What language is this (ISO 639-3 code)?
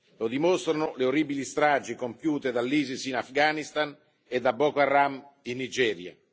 ita